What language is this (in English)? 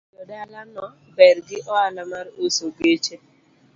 Luo (Kenya and Tanzania)